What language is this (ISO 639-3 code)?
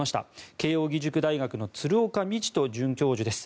jpn